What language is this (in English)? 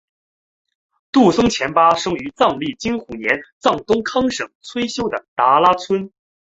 Chinese